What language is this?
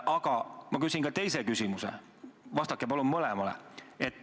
Estonian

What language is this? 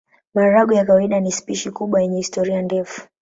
Swahili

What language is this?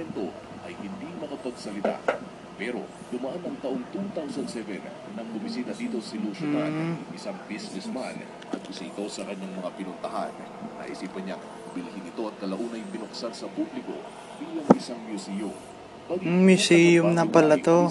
Filipino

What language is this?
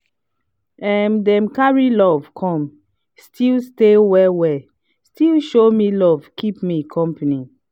Nigerian Pidgin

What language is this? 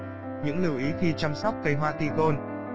Vietnamese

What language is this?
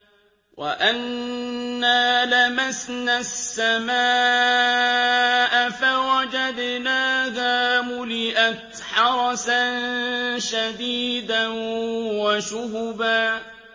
Arabic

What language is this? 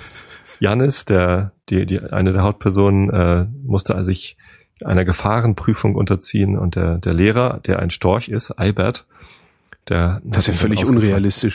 German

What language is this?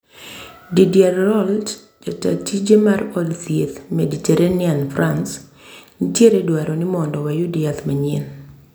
Luo (Kenya and Tanzania)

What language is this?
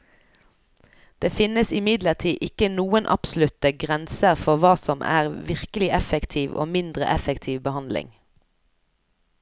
Norwegian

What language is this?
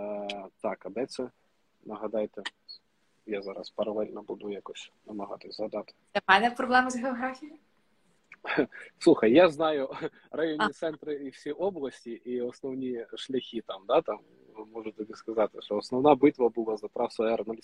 Ukrainian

